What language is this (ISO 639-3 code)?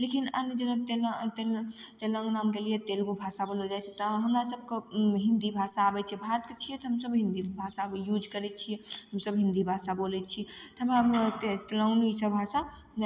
mai